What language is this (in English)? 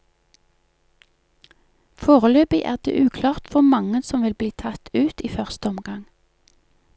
Norwegian